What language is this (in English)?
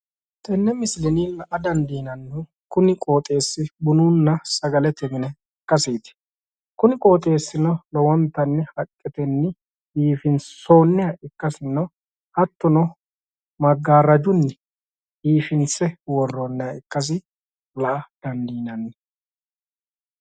Sidamo